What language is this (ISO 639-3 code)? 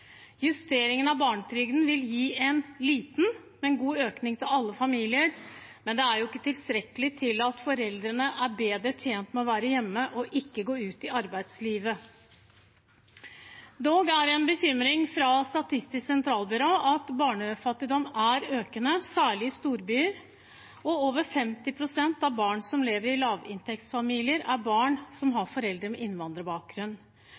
nob